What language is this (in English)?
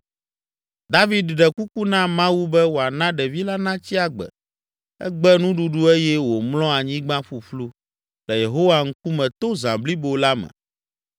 Ewe